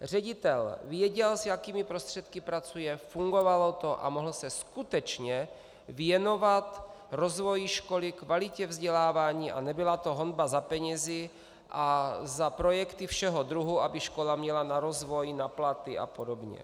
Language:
Czech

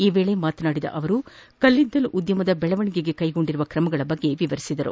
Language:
Kannada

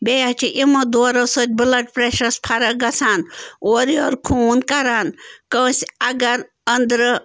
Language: Kashmiri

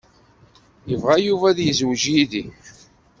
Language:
Kabyle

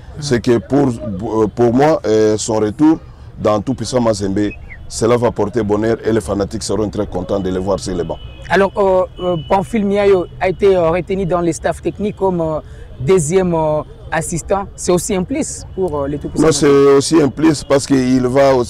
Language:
French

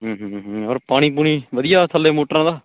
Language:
Punjabi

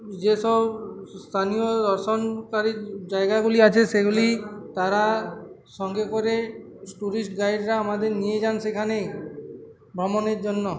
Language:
Bangla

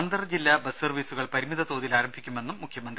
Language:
Malayalam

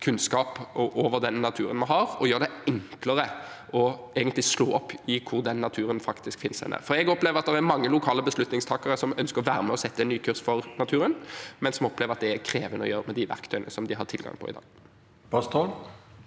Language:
Norwegian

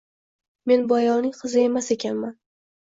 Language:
Uzbek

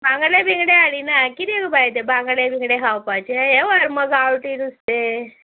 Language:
Konkani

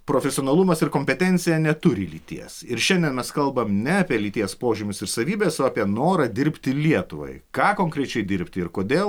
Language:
Lithuanian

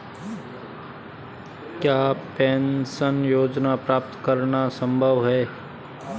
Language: Hindi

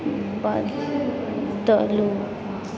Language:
Maithili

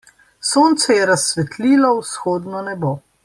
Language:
Slovenian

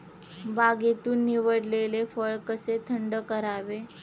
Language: Marathi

